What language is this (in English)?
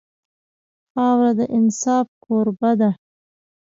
Pashto